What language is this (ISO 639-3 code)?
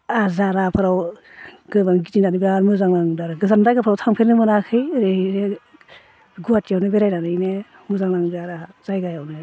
brx